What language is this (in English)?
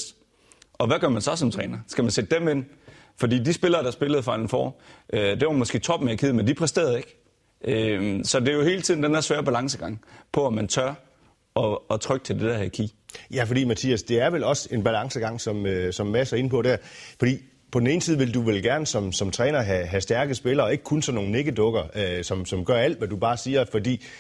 Danish